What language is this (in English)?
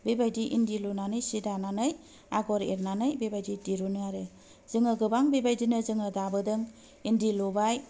Bodo